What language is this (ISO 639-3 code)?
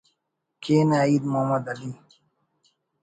brh